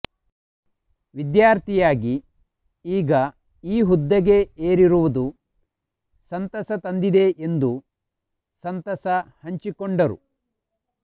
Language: Kannada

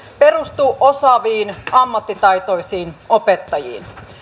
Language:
Finnish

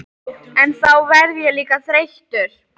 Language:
Icelandic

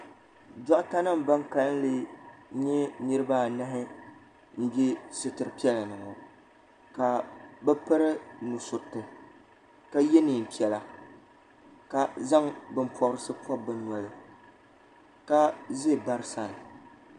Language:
Dagbani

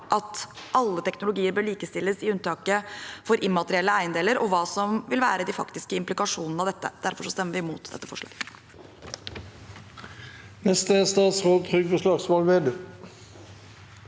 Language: Norwegian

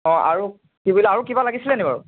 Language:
Assamese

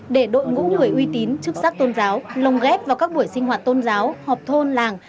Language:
Vietnamese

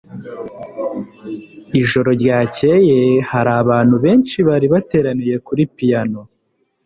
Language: Kinyarwanda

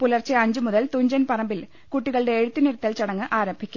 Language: Malayalam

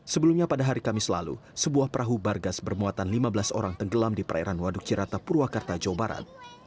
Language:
Indonesian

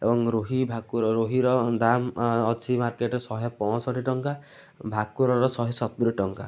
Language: Odia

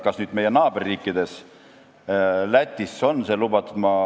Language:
Estonian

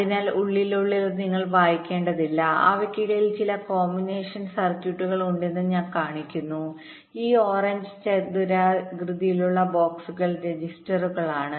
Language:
Malayalam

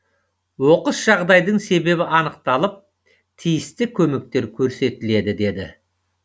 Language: Kazakh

